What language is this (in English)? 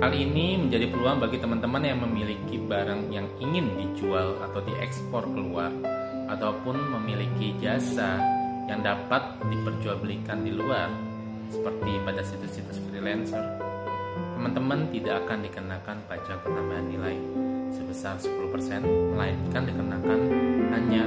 Indonesian